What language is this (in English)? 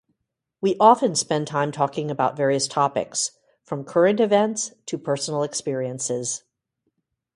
English